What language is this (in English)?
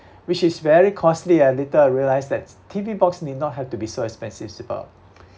English